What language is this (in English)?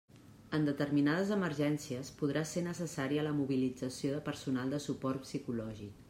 Catalan